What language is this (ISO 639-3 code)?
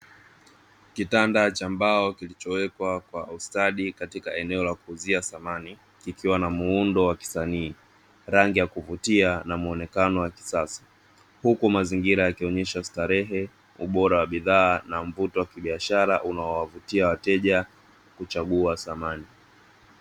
swa